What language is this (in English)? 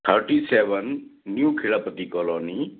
Hindi